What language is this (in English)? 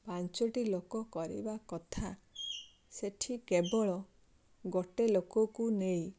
Odia